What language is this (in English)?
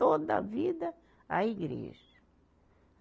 Portuguese